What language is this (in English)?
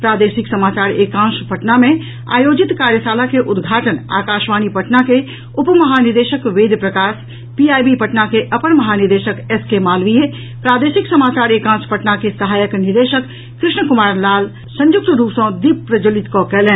Maithili